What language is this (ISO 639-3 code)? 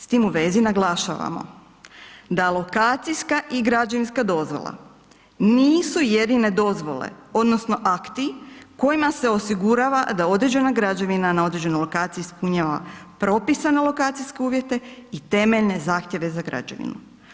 hrv